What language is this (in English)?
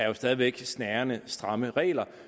Danish